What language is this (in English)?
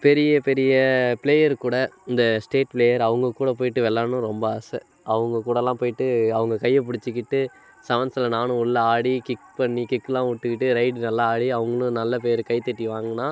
Tamil